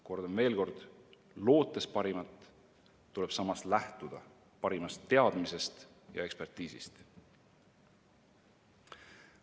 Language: Estonian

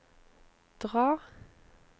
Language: Norwegian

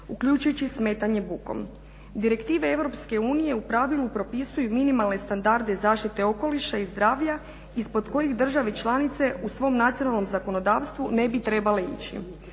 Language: Croatian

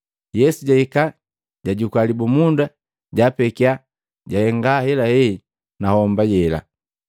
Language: Matengo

